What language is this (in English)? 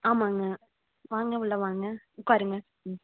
Tamil